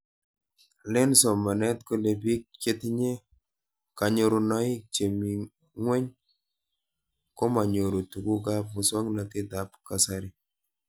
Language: Kalenjin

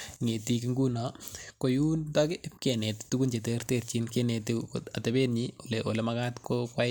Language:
Kalenjin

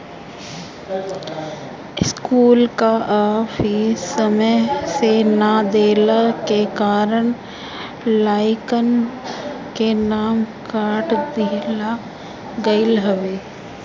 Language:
Bhojpuri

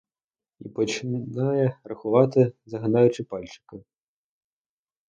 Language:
Ukrainian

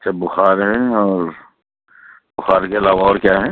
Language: Urdu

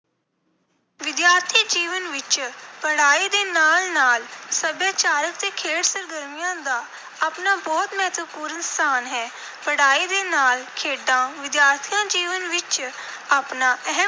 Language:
Punjabi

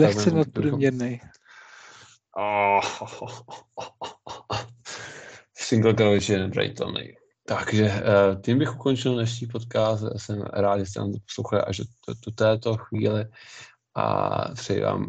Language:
Czech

